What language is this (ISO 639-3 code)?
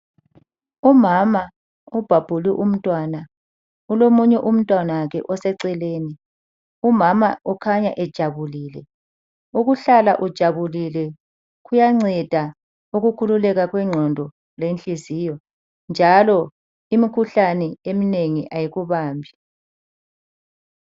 nde